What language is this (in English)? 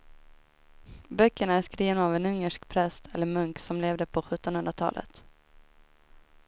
Swedish